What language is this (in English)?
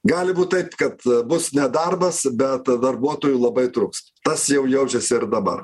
Lithuanian